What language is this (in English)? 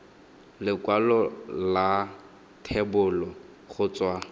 Tswana